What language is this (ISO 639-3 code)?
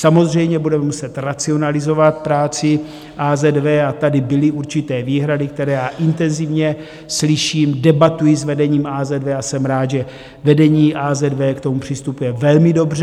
ces